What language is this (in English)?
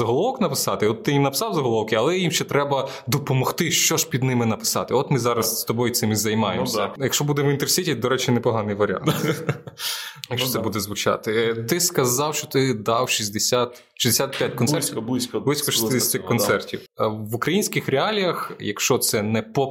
Ukrainian